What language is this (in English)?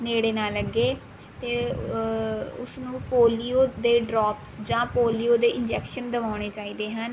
Punjabi